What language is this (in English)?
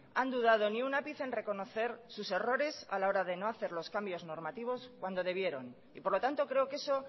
Spanish